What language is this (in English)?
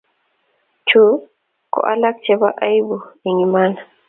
Kalenjin